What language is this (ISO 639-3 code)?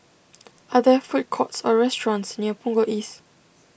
eng